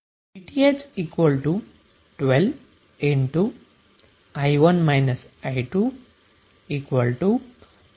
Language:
Gujarati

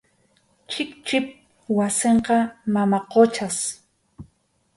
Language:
Arequipa-La Unión Quechua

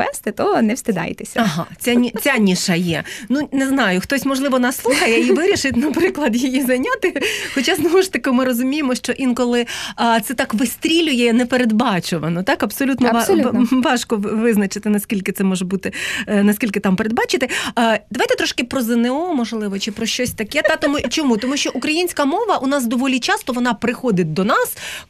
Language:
Ukrainian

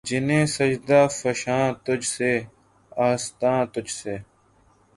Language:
Urdu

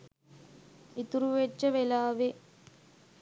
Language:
Sinhala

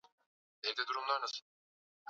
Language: Swahili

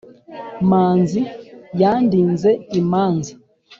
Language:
Kinyarwanda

